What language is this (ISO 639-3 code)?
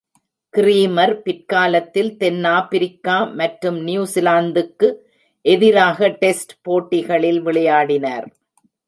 tam